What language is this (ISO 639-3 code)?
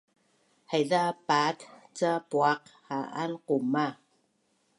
bnn